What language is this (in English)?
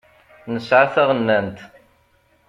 Kabyle